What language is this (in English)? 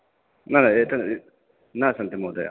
Sanskrit